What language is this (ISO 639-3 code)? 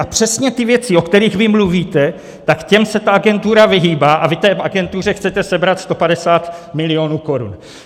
ces